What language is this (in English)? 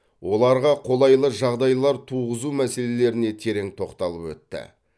Kazakh